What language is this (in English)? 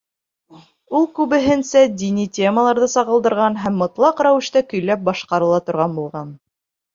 Bashkir